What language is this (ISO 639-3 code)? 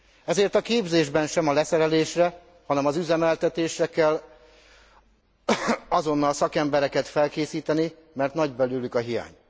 hun